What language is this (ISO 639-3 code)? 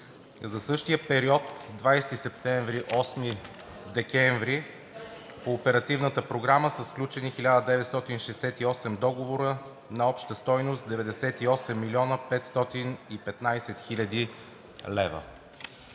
bul